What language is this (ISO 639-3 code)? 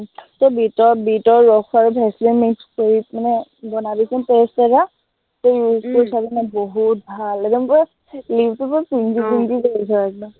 asm